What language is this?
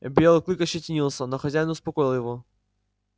Russian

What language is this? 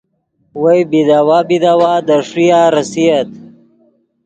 Yidgha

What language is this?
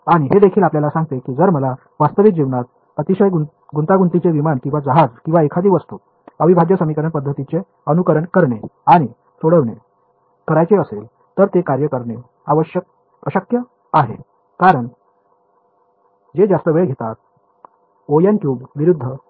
Marathi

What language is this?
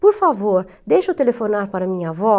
Portuguese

